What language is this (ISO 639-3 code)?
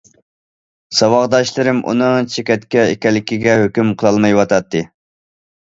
uig